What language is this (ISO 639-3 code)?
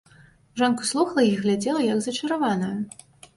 bel